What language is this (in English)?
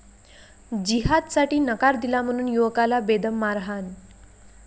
Marathi